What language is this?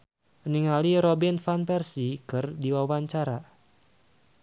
Sundanese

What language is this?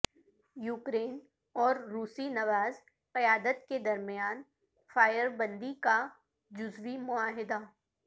Urdu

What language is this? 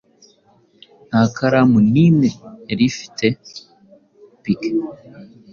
Kinyarwanda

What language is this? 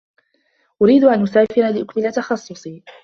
Arabic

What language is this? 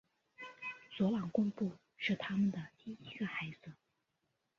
Chinese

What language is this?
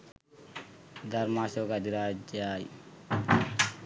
Sinhala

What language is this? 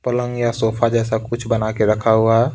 Hindi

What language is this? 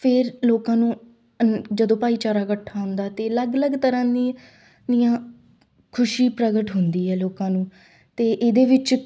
Punjabi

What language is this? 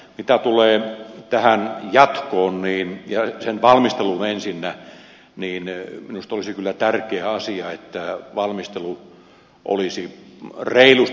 Finnish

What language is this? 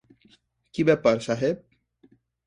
Bangla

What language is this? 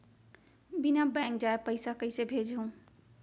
Chhattisgarhi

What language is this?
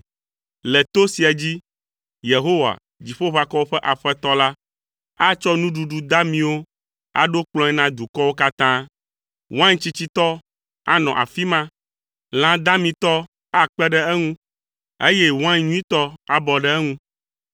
Ewe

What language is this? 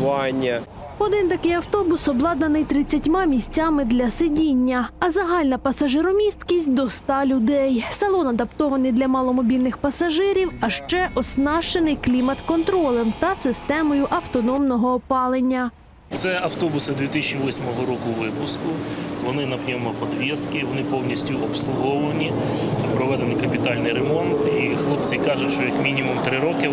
Ukrainian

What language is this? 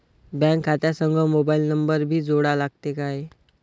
Marathi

